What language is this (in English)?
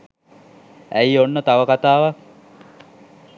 Sinhala